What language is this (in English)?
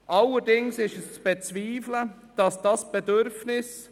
Swiss German